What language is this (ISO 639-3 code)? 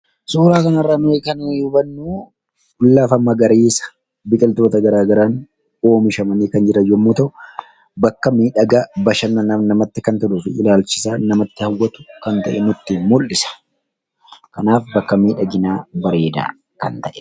orm